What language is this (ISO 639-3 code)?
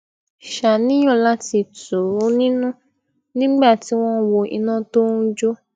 yor